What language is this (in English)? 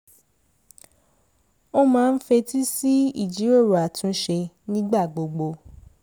Yoruba